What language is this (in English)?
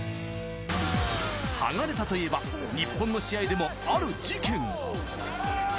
Japanese